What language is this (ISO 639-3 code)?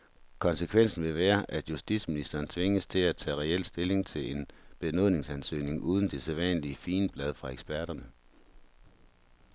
dan